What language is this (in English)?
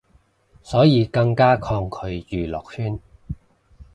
Cantonese